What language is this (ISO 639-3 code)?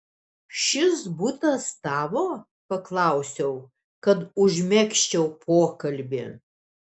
lit